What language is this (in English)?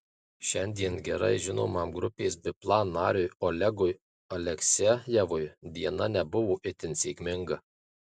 Lithuanian